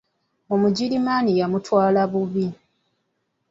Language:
Ganda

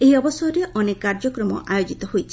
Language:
Odia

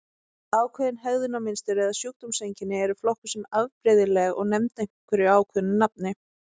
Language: Icelandic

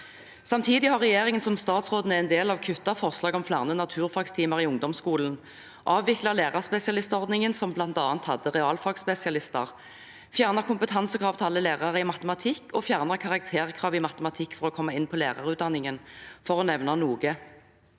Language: Norwegian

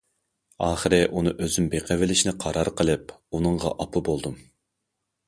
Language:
Uyghur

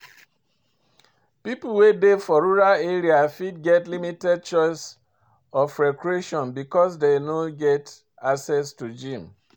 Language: Nigerian Pidgin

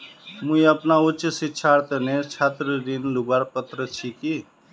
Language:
Magahi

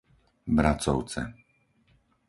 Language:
Slovak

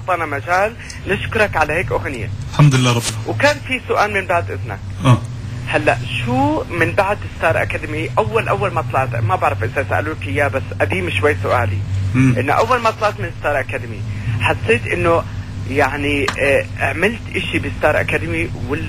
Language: Arabic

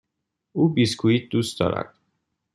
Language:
Persian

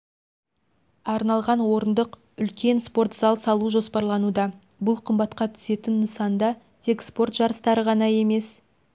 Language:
Kazakh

